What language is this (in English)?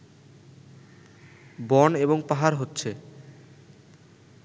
Bangla